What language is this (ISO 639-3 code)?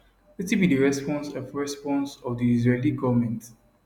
pcm